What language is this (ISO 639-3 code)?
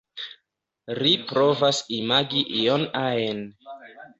epo